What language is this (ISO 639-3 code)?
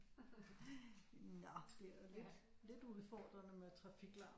dan